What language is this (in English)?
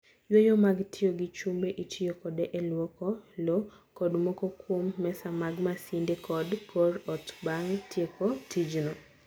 Luo (Kenya and Tanzania)